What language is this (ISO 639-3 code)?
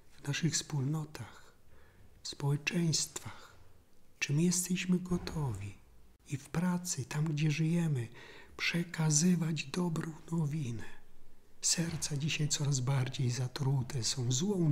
pol